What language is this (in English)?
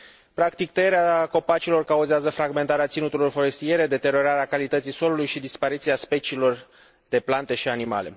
Romanian